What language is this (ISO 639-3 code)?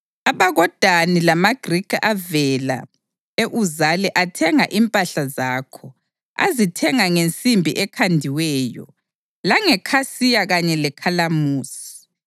nde